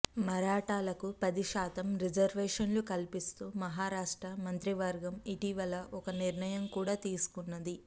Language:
Telugu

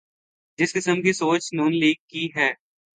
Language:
Urdu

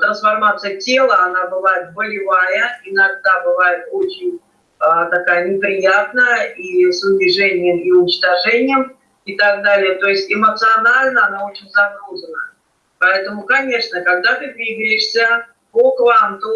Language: Russian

